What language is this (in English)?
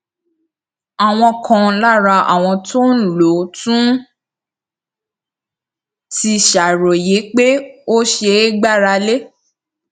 Yoruba